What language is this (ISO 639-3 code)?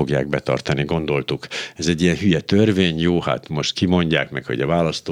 hun